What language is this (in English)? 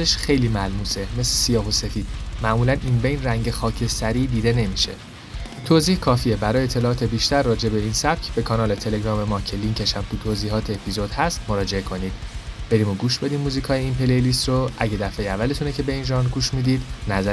Persian